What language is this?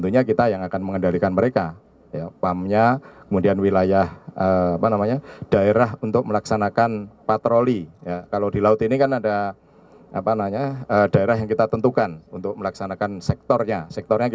Indonesian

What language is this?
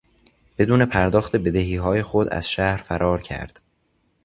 Persian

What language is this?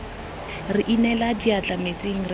Tswana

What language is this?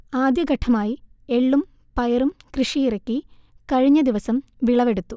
Malayalam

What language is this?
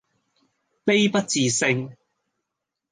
Cantonese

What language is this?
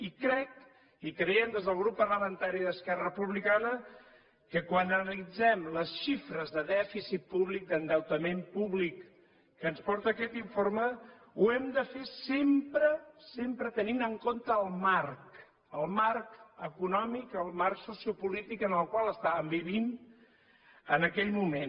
Catalan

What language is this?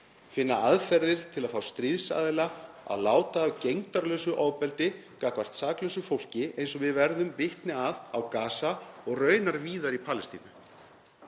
Icelandic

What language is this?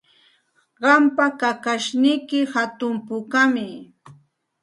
Santa Ana de Tusi Pasco Quechua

